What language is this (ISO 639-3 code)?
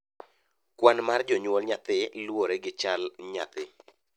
luo